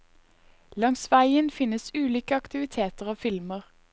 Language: Norwegian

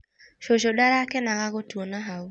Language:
Kikuyu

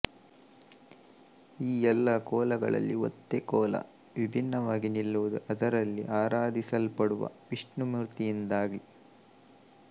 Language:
Kannada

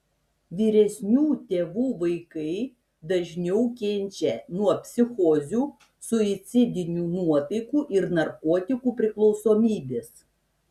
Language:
Lithuanian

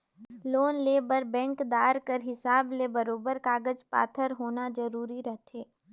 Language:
Chhattisgarhi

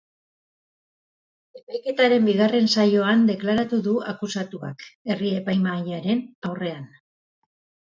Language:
Basque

